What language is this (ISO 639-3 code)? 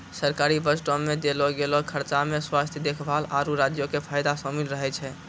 mai